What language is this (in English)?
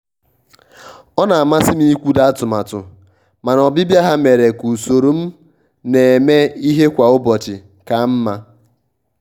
Igbo